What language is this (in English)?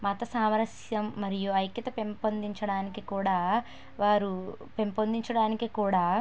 Telugu